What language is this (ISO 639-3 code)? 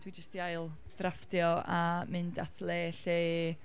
cym